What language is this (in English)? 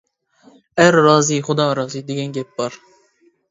Uyghur